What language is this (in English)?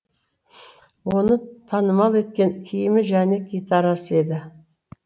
Kazakh